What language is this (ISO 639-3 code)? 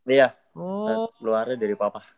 ind